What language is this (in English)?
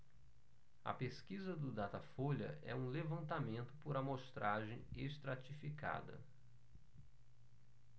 Portuguese